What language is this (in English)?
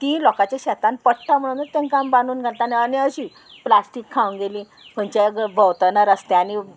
Konkani